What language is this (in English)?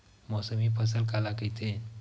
Chhattisgarhi